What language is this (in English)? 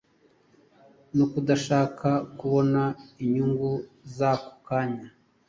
Kinyarwanda